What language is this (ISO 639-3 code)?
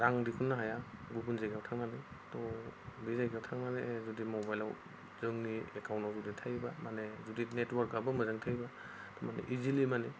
brx